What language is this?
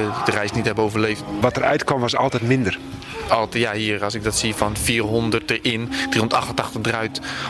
Dutch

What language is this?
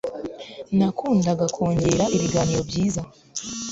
Kinyarwanda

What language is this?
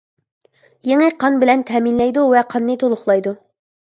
Uyghur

